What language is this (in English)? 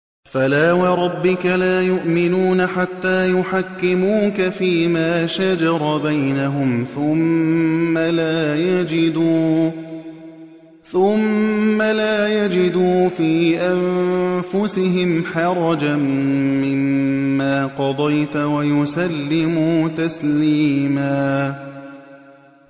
Arabic